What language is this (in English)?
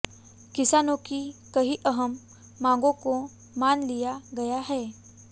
Hindi